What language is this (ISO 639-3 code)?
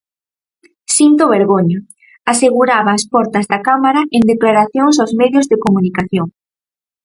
glg